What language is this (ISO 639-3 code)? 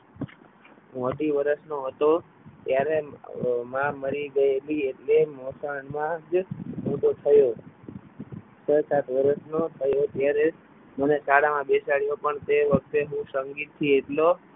guj